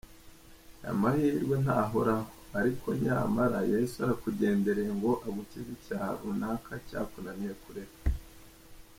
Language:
Kinyarwanda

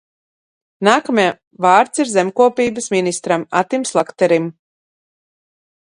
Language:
Latvian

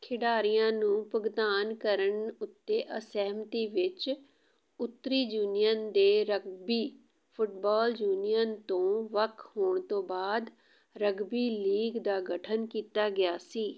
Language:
Punjabi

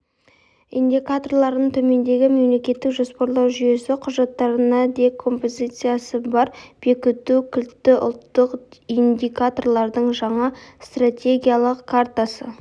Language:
Kazakh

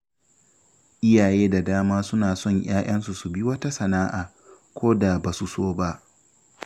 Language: Hausa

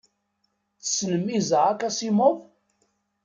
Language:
Kabyle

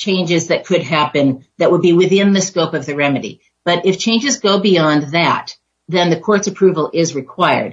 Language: English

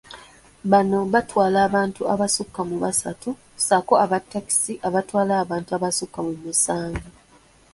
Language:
Ganda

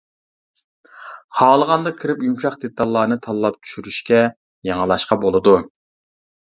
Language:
Uyghur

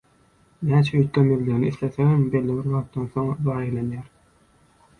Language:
Turkmen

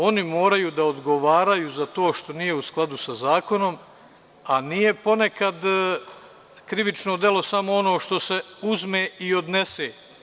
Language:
Serbian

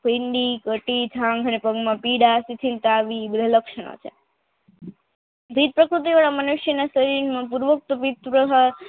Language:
Gujarati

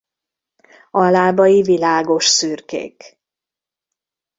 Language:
Hungarian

